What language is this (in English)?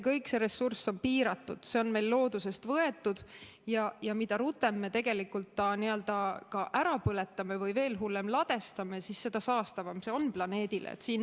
Estonian